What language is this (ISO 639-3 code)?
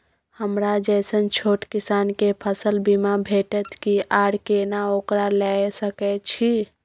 mai